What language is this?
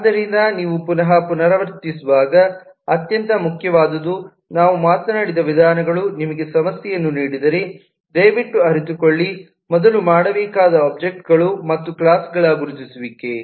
Kannada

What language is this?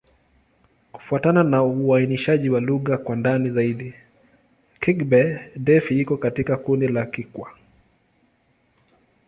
Swahili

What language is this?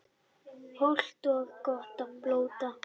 Icelandic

